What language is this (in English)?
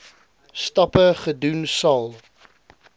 Afrikaans